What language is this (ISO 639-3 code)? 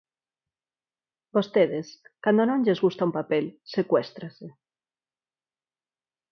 glg